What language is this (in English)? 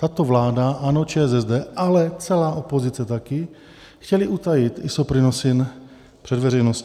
Czech